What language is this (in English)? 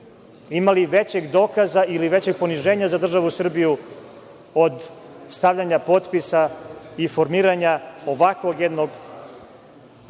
Serbian